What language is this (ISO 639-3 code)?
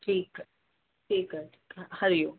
snd